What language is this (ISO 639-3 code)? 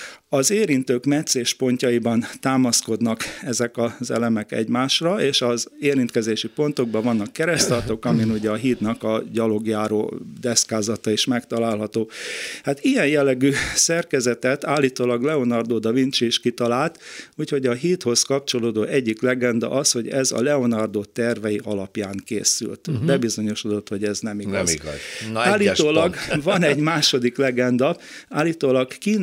hun